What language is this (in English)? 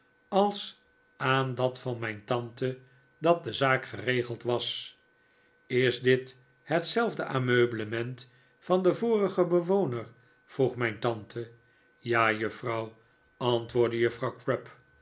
Dutch